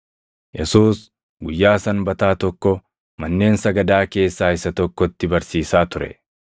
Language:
Oromo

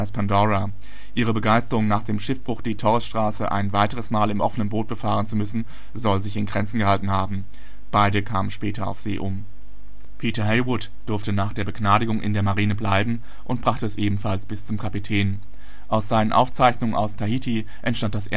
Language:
German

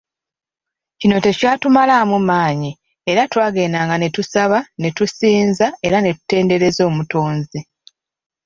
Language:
Ganda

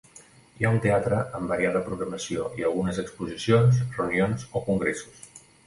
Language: Catalan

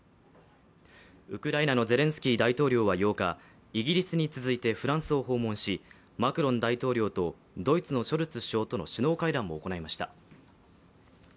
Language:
Japanese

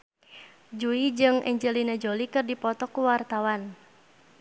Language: Sundanese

